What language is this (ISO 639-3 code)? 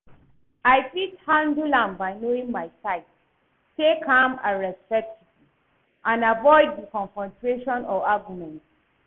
pcm